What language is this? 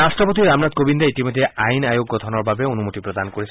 Assamese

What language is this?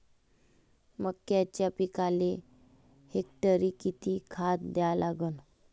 Marathi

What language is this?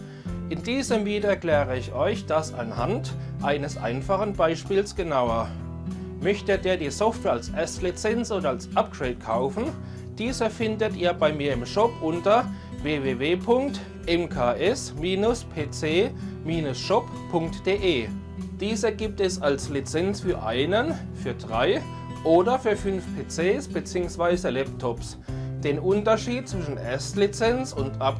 German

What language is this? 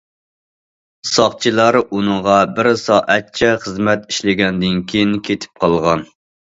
Uyghur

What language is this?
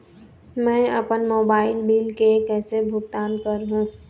Chhattisgarhi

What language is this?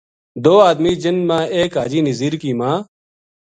Gujari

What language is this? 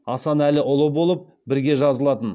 Kazakh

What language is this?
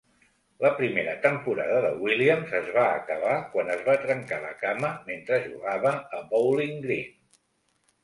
Catalan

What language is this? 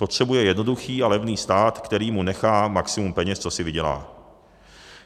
Czech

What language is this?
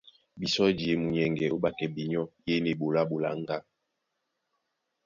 Duala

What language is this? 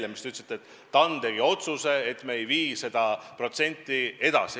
Estonian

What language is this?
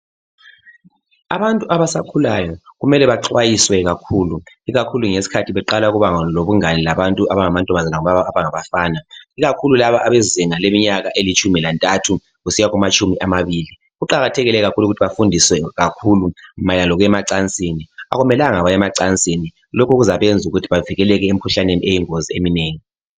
North Ndebele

